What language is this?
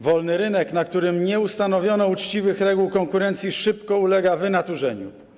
Polish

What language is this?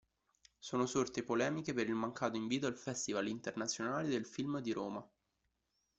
Italian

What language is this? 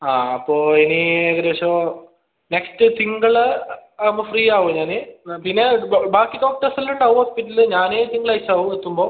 Malayalam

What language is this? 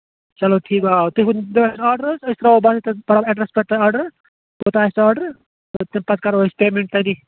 Kashmiri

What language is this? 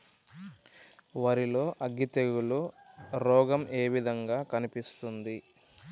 Telugu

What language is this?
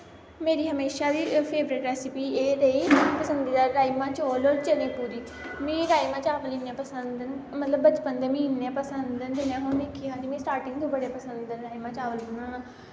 Dogri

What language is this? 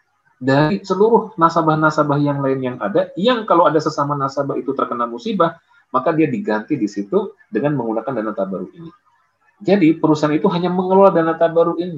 Indonesian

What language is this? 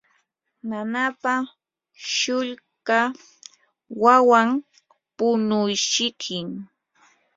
Yanahuanca Pasco Quechua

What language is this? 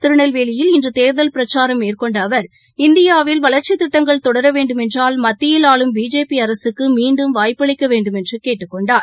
Tamil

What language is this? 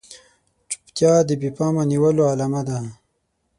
Pashto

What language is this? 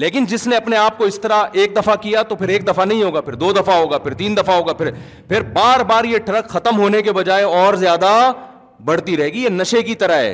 Urdu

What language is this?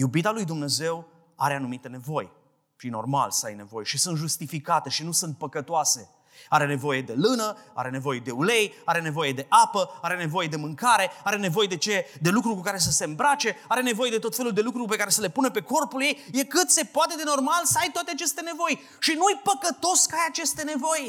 Romanian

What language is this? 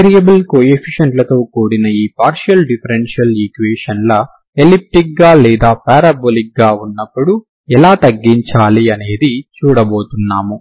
Telugu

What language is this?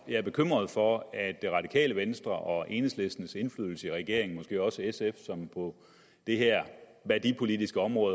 Danish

